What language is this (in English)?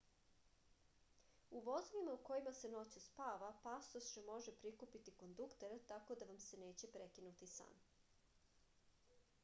Serbian